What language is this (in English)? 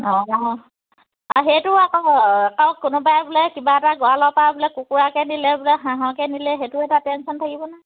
Assamese